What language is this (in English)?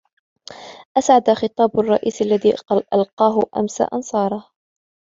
Arabic